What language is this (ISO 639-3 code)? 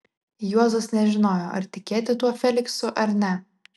lit